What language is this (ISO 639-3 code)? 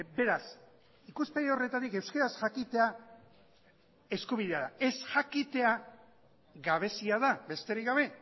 eus